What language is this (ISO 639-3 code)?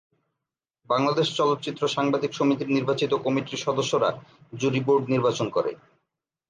ben